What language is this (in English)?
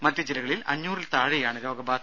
Malayalam